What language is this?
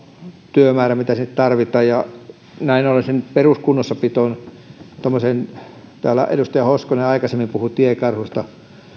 Finnish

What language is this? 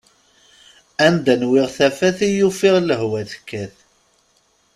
Kabyle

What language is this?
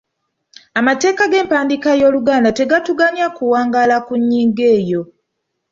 Ganda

